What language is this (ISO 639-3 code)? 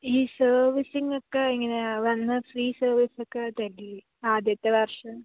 mal